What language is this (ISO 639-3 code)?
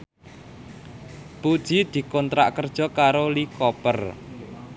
jav